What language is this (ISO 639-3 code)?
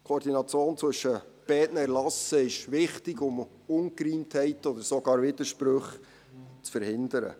gsw